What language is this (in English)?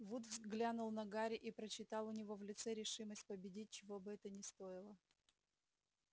Russian